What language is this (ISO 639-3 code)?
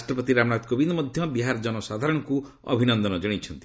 ori